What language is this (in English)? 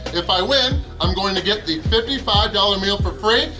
English